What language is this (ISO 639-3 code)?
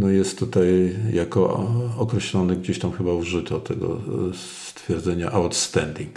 pol